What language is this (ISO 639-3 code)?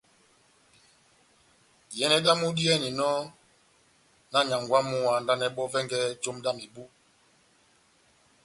bnm